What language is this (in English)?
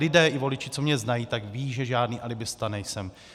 Czech